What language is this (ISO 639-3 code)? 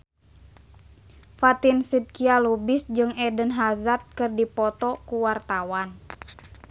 sun